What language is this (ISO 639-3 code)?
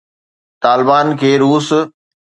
snd